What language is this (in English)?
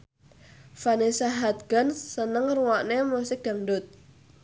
Javanese